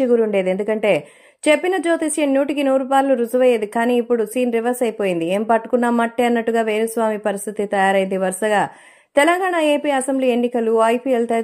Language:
Telugu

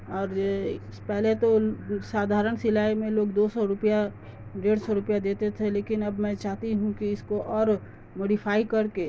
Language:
Urdu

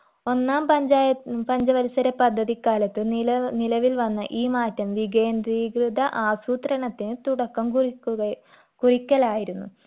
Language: Malayalam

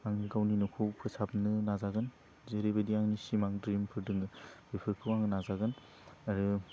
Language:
Bodo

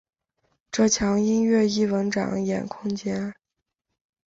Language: Chinese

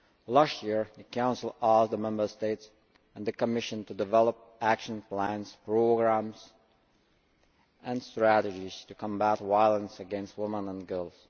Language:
English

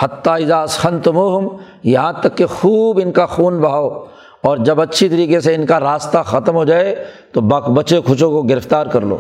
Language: Urdu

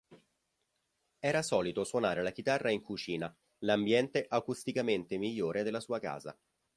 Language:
Italian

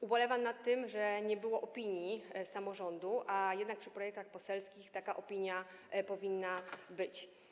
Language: Polish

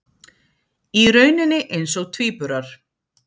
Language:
Icelandic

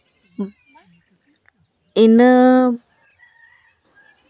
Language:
Santali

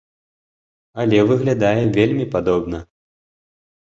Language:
Belarusian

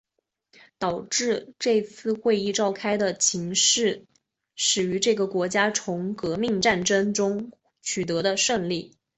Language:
Chinese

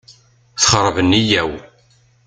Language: Kabyle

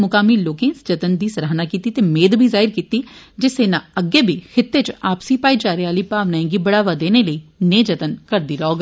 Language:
Dogri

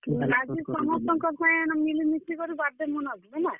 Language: Odia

